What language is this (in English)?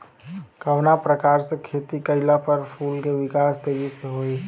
Bhojpuri